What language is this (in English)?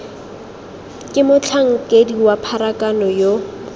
Tswana